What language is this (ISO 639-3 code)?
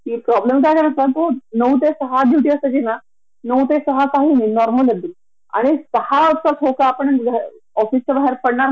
mar